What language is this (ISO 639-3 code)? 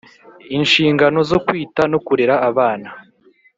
kin